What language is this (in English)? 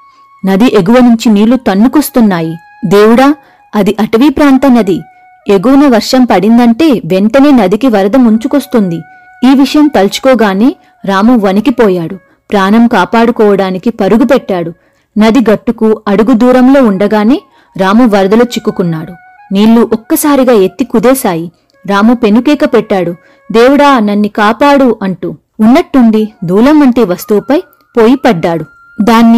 Telugu